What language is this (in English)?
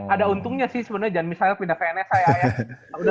Indonesian